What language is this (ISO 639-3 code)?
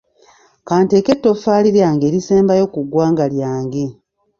lug